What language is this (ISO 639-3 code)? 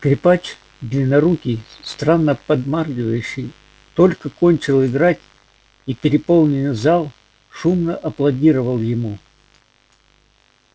rus